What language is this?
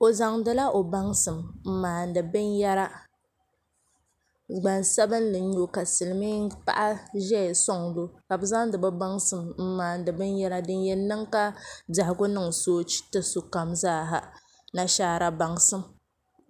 Dagbani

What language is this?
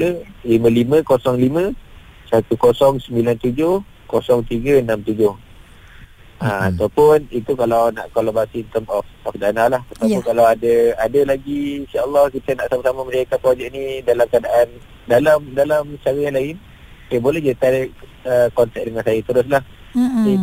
Malay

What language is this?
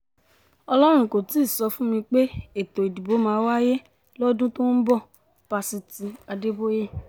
Yoruba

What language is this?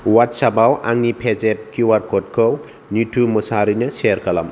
Bodo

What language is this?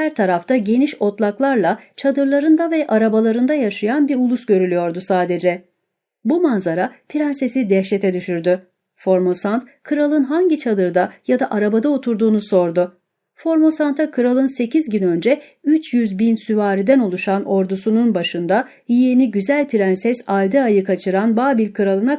Turkish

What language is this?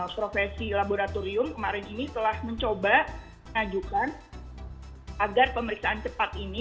Indonesian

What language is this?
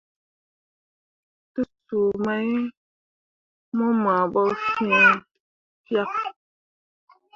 Mundang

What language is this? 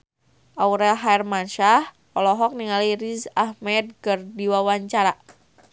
Sundanese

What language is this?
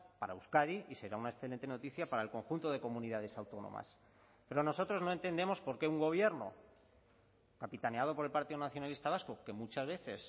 Spanish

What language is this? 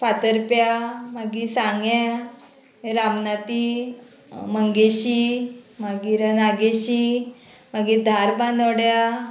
Konkani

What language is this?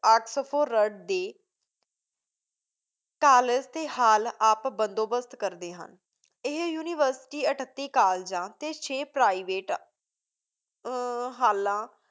Punjabi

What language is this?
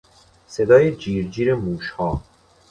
Persian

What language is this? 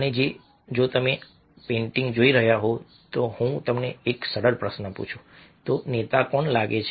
Gujarati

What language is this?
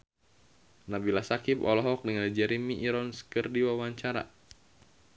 Sundanese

